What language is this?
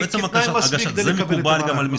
Hebrew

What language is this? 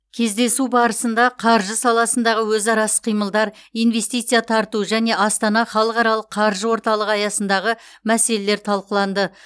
Kazakh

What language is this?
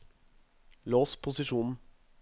Norwegian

